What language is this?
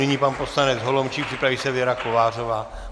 Czech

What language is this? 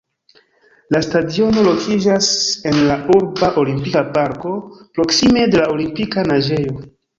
Esperanto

